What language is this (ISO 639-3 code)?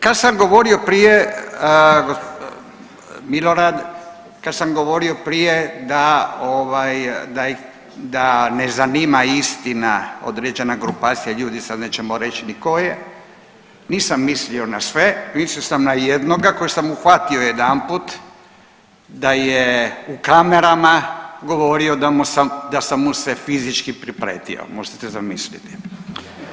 hrv